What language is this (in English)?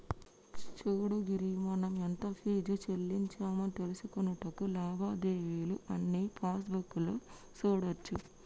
Telugu